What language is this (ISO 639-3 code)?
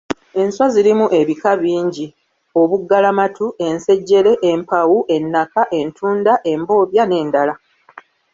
lug